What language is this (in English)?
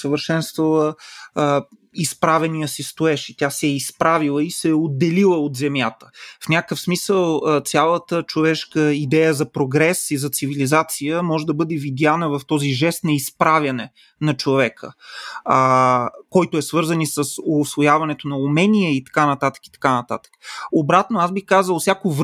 Bulgarian